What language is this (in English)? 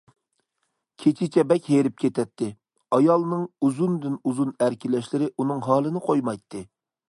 Uyghur